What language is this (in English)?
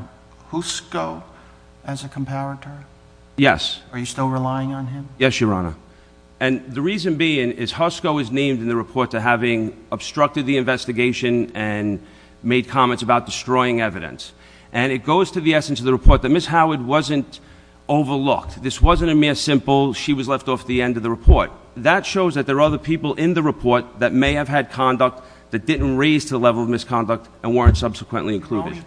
English